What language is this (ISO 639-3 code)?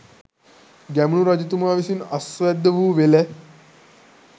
sin